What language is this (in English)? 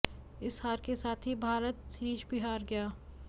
Hindi